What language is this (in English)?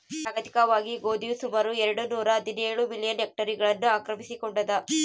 Kannada